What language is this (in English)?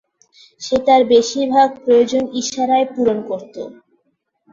Bangla